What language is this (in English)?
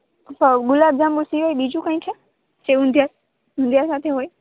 Gujarati